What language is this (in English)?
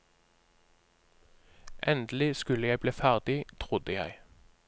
Norwegian